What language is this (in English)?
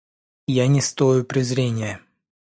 Russian